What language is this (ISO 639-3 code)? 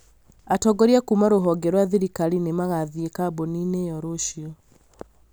kik